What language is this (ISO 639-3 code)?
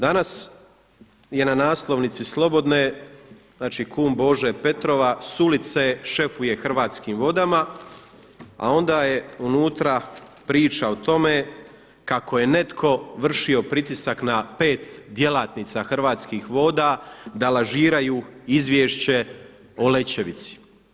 hrv